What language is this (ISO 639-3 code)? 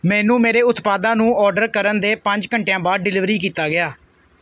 pan